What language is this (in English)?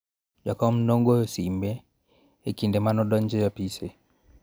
Luo (Kenya and Tanzania)